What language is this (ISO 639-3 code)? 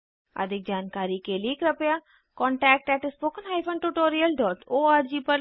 hin